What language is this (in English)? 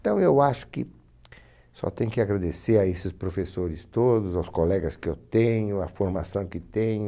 Portuguese